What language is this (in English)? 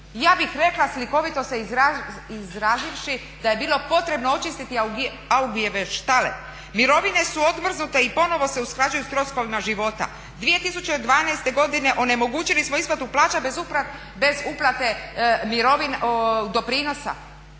Croatian